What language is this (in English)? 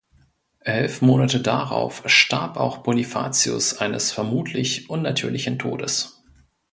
German